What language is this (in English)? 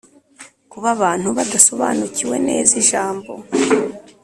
Kinyarwanda